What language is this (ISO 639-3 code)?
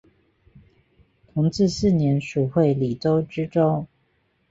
zho